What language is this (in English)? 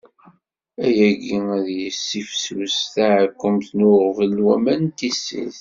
Kabyle